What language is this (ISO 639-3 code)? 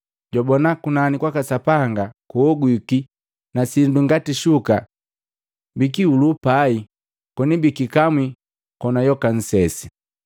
mgv